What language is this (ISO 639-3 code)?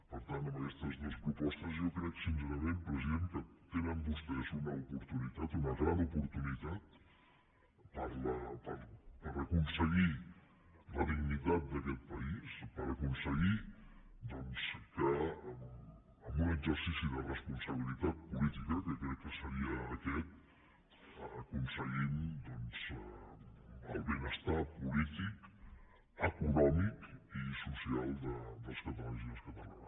cat